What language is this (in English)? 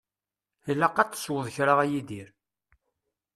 Kabyle